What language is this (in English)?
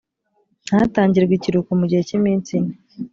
Kinyarwanda